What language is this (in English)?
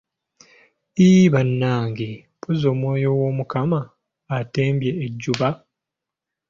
Ganda